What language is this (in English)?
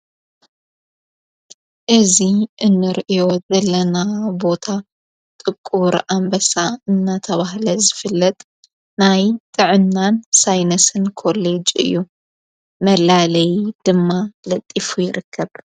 Tigrinya